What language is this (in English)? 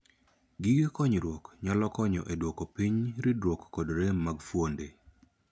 Luo (Kenya and Tanzania)